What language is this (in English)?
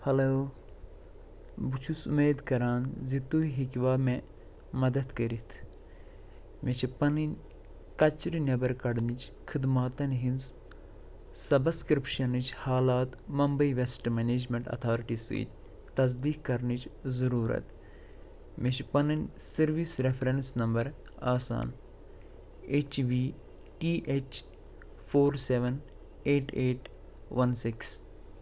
Kashmiri